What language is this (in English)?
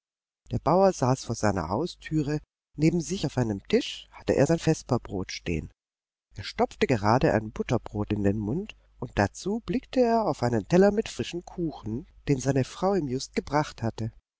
German